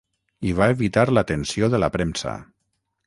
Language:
Catalan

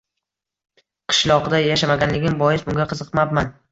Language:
Uzbek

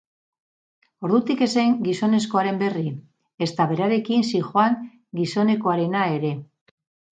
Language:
Basque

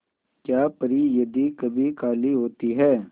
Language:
Hindi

